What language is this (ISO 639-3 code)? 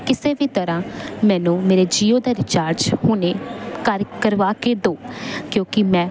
pan